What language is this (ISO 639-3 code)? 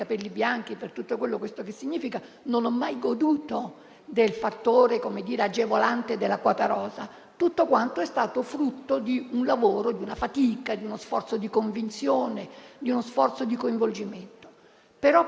ita